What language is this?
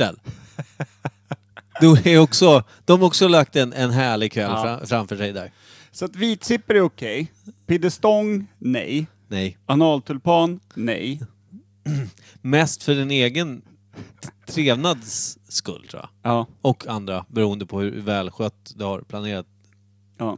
Swedish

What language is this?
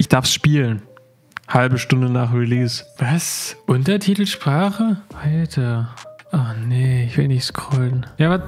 German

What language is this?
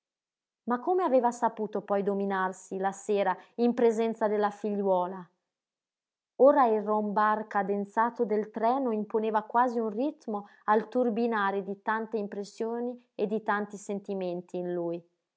Italian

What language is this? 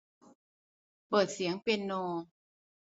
Thai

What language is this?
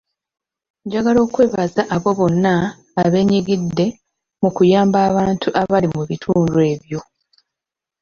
Ganda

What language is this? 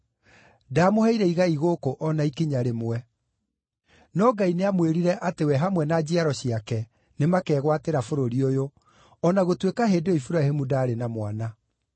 Kikuyu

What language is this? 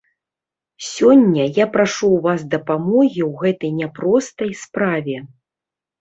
Belarusian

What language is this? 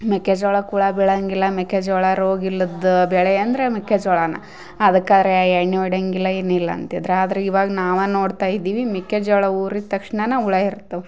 Kannada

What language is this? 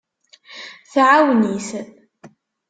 Kabyle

